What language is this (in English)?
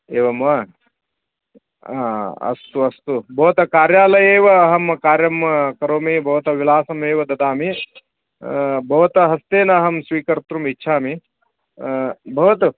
Sanskrit